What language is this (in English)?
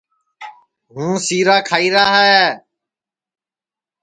Sansi